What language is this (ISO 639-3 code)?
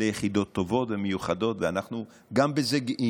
heb